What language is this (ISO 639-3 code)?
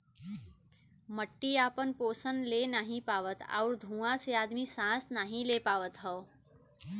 bho